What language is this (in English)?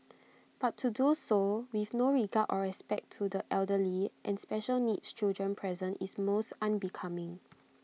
English